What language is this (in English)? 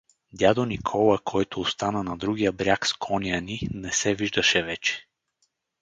Bulgarian